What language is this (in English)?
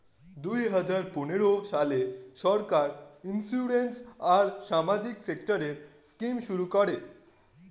Bangla